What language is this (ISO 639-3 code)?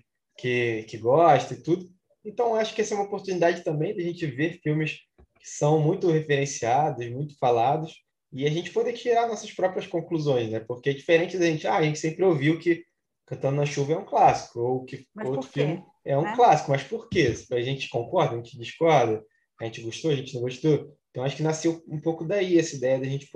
por